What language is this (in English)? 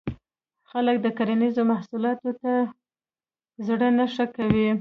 Pashto